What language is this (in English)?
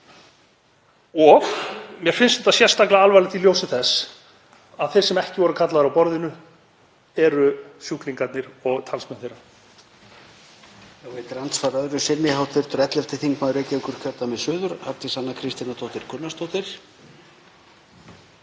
Icelandic